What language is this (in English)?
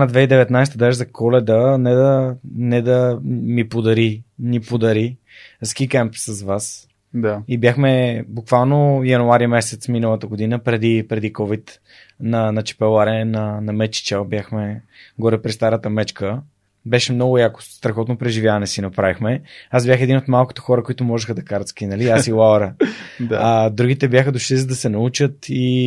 Bulgarian